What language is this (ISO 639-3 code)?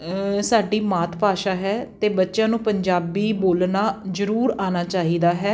pan